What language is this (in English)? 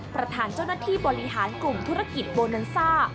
Thai